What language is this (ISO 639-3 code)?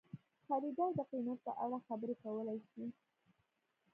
pus